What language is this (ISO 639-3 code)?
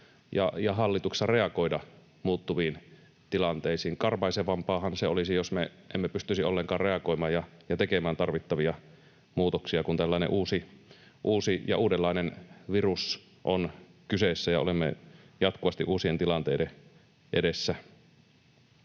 fin